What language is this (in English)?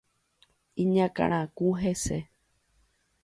Guarani